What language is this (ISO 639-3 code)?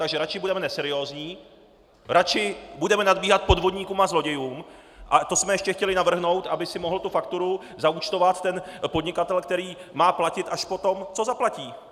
ces